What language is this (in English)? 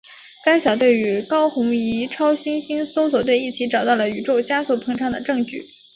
Chinese